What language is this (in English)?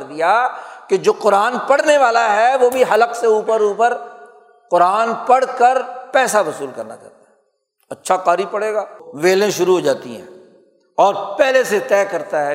Urdu